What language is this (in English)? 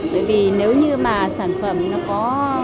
Vietnamese